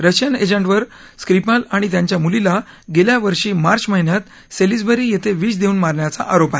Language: Marathi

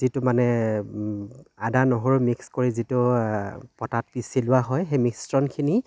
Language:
Assamese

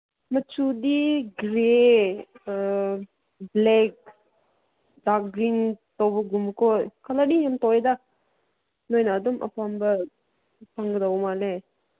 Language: Manipuri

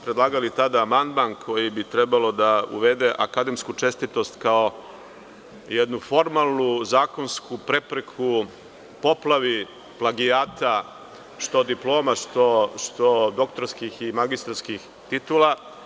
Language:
Serbian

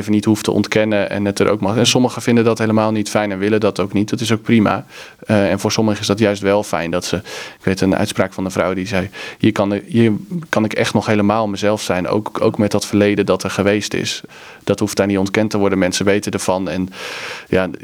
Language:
Dutch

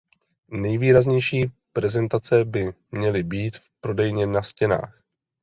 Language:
Czech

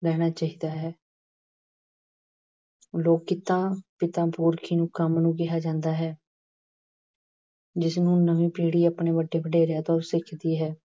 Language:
Punjabi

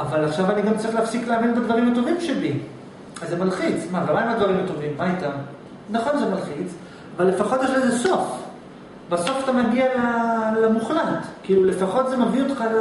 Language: Hebrew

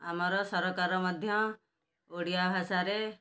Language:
Odia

